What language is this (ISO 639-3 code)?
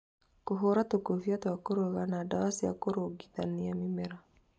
kik